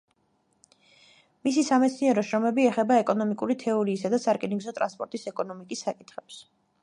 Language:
Georgian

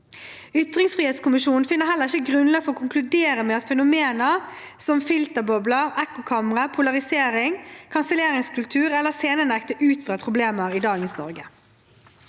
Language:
Norwegian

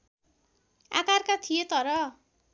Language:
Nepali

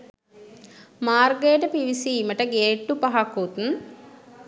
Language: Sinhala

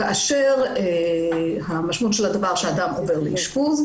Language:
Hebrew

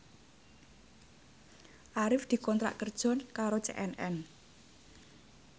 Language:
Javanese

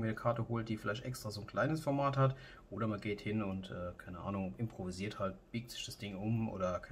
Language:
German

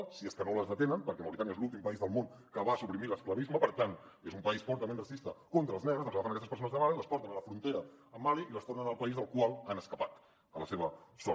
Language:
Catalan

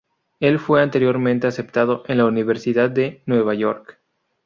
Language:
Spanish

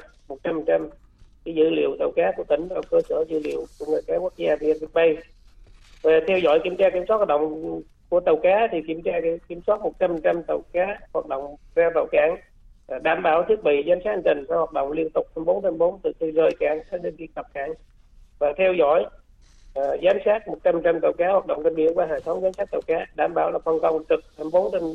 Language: Vietnamese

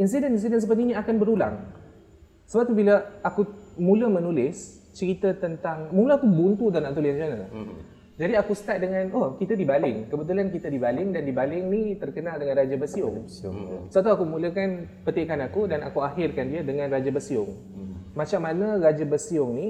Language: Malay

